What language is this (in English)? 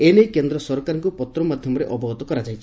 Odia